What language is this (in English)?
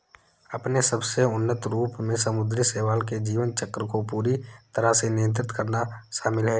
Hindi